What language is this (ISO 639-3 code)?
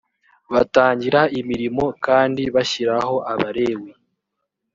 kin